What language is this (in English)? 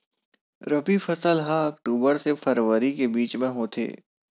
Chhattisgarhi